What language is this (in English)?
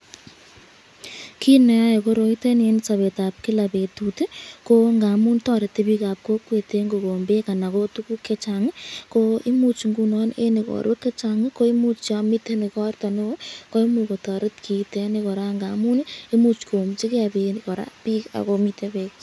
Kalenjin